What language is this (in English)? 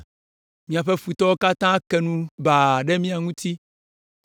Ewe